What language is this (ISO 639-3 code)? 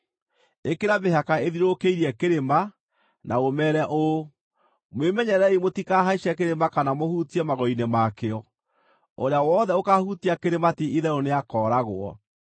kik